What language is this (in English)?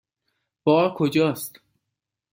Persian